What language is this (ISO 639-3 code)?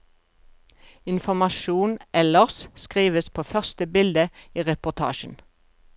nor